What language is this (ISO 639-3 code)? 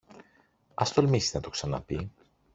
ell